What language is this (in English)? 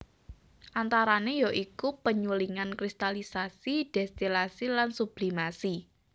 Javanese